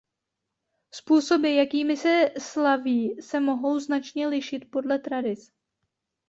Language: Czech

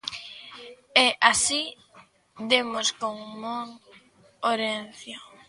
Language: Galician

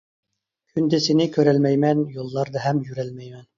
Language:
Uyghur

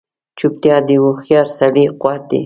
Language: Pashto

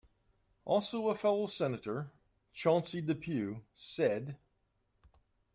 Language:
English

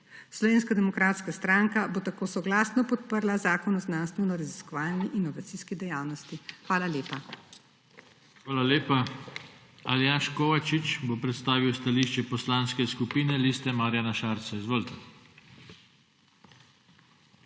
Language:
Slovenian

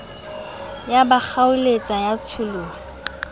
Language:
Southern Sotho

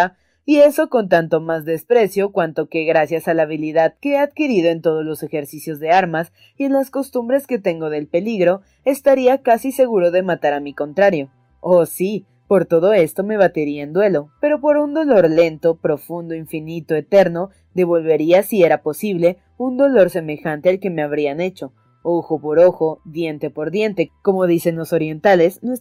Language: Spanish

